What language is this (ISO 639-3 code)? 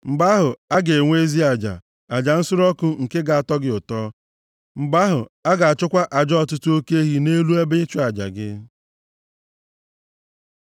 ibo